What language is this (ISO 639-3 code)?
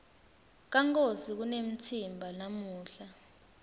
ssw